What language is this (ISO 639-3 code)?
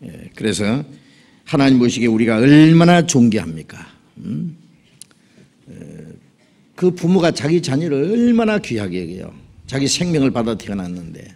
kor